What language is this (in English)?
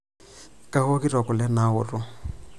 Masai